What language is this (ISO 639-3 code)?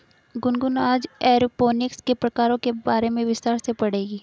hin